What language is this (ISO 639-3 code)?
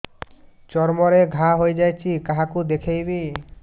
ori